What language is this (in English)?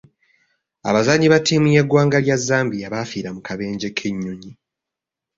Ganda